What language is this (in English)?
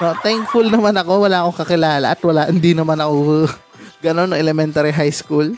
Filipino